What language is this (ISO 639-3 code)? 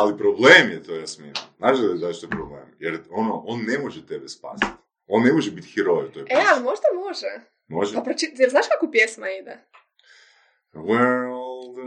hrv